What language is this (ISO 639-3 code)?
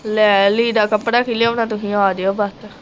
pan